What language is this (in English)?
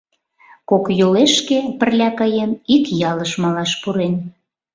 Mari